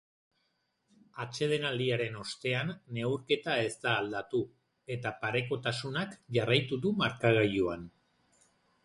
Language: Basque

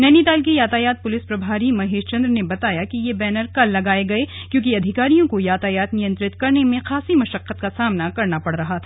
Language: Hindi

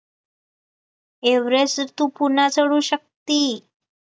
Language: Marathi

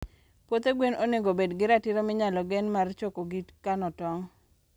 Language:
Luo (Kenya and Tanzania)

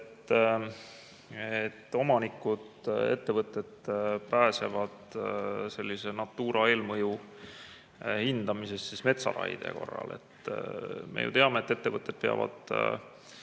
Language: Estonian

